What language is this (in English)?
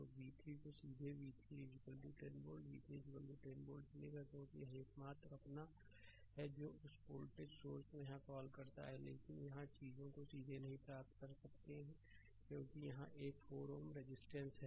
Hindi